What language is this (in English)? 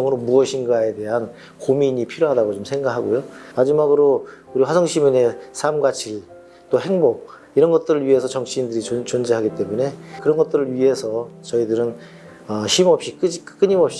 Korean